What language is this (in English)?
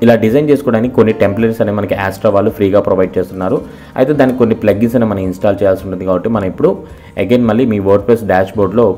Hindi